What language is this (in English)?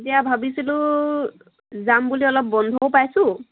Assamese